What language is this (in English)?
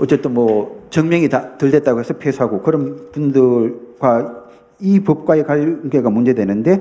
Korean